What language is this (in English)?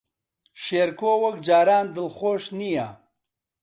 Central Kurdish